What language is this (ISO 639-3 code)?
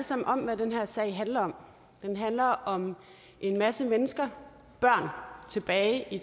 dan